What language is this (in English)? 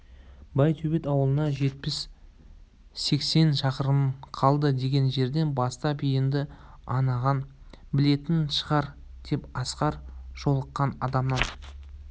Kazakh